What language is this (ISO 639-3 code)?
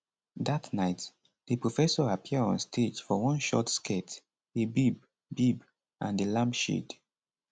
pcm